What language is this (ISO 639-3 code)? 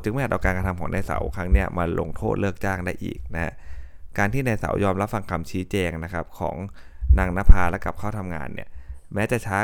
tha